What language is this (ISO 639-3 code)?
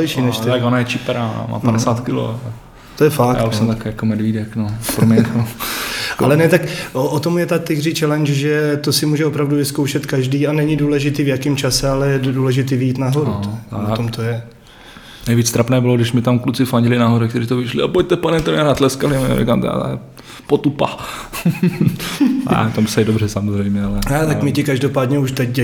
ces